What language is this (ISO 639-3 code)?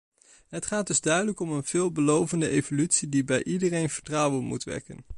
nld